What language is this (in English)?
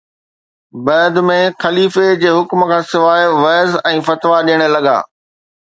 Sindhi